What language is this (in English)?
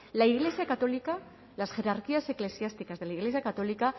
Spanish